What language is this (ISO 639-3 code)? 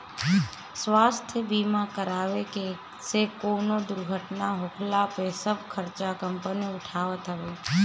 bho